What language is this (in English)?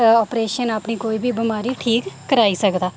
Dogri